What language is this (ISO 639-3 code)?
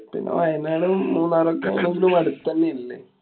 mal